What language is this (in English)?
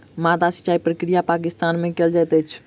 Maithili